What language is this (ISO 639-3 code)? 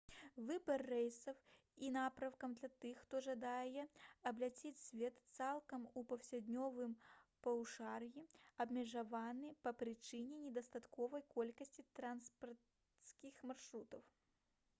bel